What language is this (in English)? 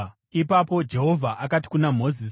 Shona